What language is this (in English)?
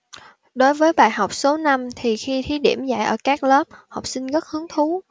Vietnamese